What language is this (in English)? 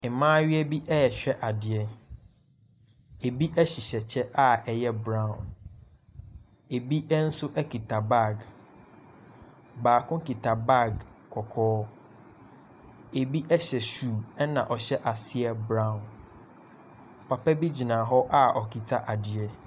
Akan